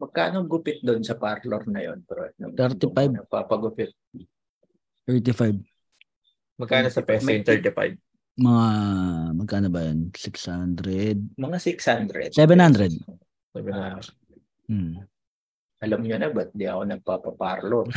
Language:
Filipino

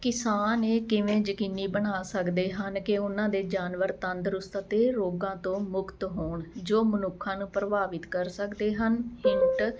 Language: Punjabi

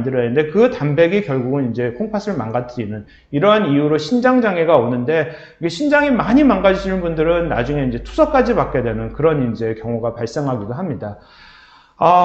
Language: Korean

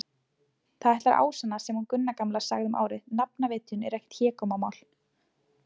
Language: Icelandic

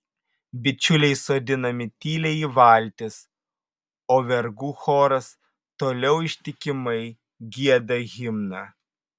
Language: Lithuanian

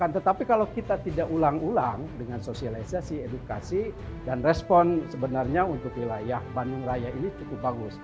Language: Indonesian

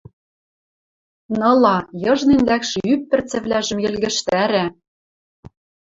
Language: Western Mari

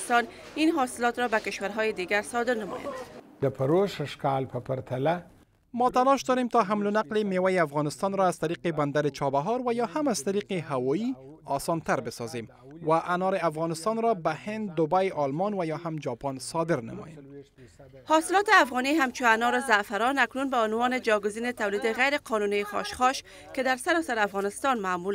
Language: Persian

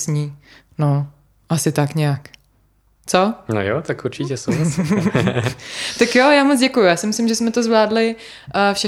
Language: Czech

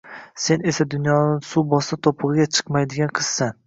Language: Uzbek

